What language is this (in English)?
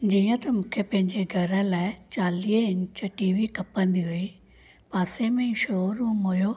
Sindhi